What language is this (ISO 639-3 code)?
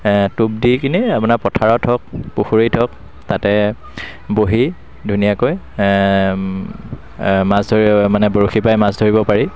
asm